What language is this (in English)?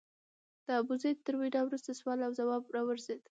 Pashto